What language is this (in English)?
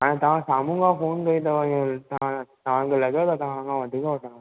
Sindhi